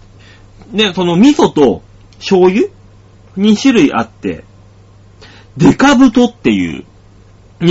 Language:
Japanese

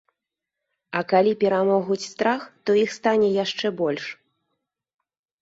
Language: Belarusian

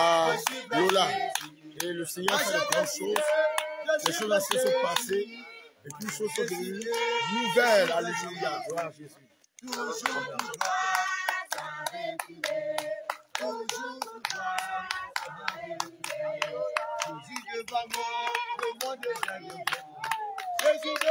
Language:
French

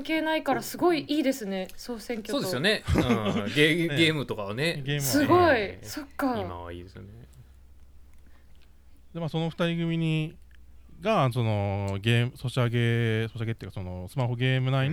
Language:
Japanese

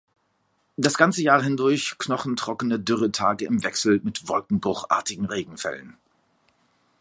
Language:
German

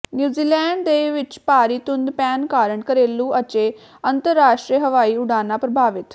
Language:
Punjabi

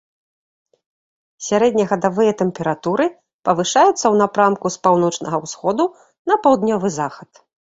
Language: Belarusian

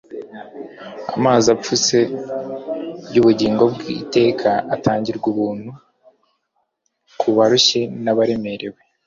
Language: Kinyarwanda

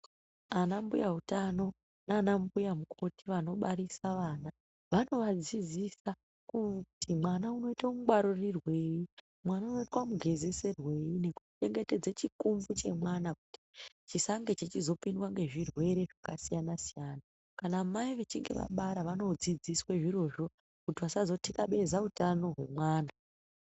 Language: Ndau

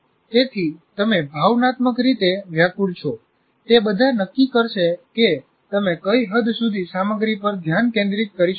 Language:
Gujarati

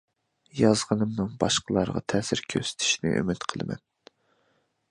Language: Uyghur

